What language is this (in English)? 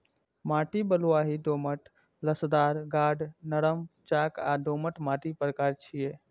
Maithili